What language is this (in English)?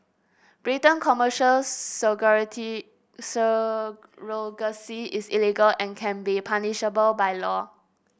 English